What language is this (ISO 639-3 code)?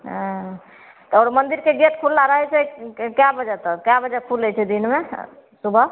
mai